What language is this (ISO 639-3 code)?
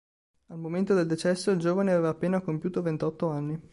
ita